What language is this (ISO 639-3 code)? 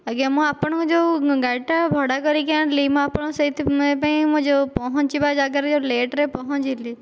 ori